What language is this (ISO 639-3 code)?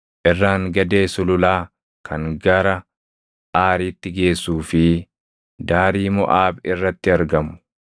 orm